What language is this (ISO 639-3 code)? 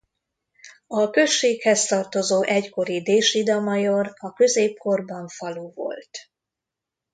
hun